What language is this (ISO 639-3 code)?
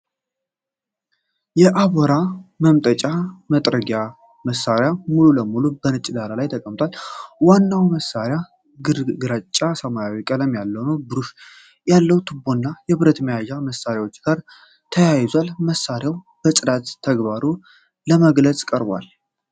amh